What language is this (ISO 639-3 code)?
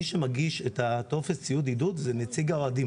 heb